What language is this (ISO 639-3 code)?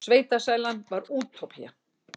isl